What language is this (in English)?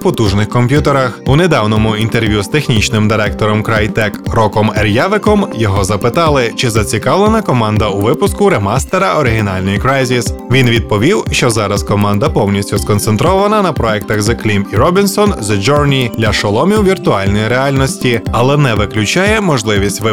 Ukrainian